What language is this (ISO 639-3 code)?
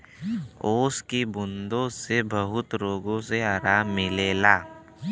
bho